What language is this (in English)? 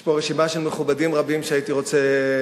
Hebrew